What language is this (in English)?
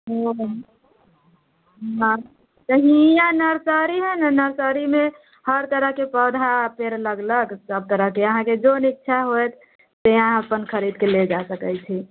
Maithili